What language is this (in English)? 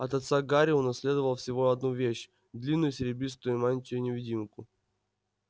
Russian